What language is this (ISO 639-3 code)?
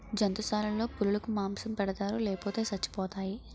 tel